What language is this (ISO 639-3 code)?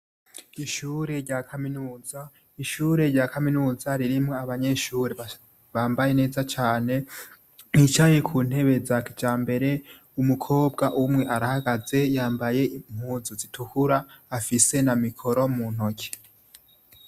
run